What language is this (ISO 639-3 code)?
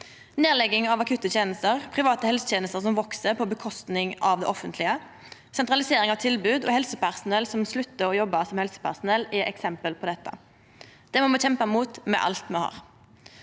nor